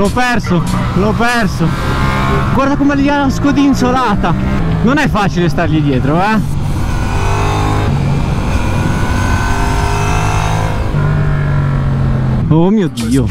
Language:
Italian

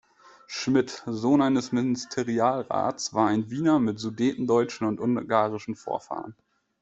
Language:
German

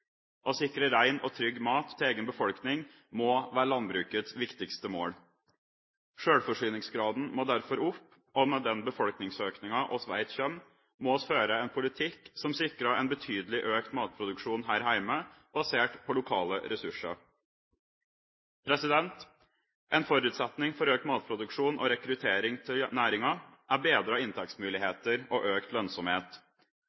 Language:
Norwegian Bokmål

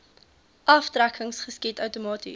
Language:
Afrikaans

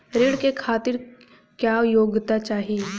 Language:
Bhojpuri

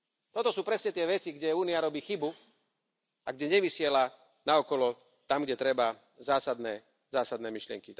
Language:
Slovak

